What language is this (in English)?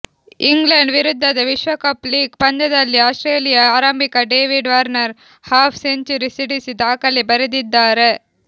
Kannada